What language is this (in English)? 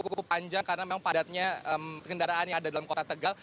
Indonesian